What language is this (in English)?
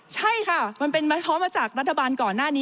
Thai